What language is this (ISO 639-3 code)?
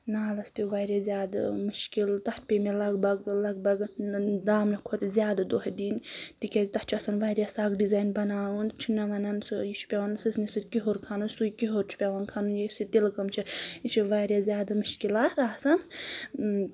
kas